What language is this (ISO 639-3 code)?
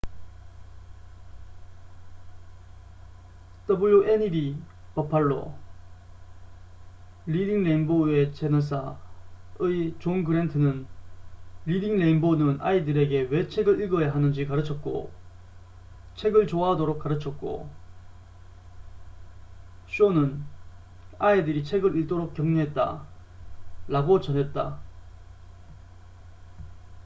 kor